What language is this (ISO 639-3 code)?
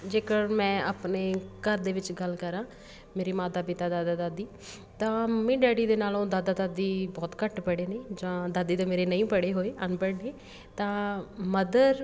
pan